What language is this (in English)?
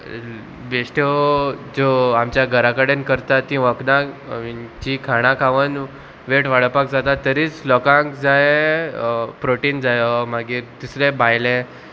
Konkani